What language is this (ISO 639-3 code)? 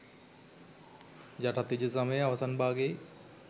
sin